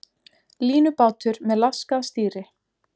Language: Icelandic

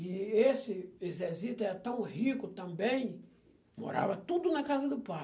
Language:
Portuguese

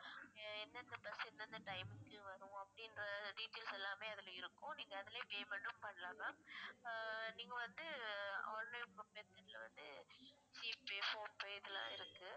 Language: Tamil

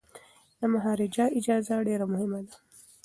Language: Pashto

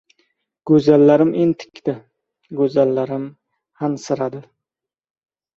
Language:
Uzbek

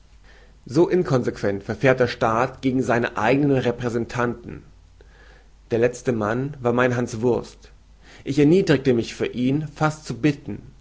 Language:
German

